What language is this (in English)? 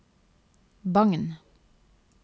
Norwegian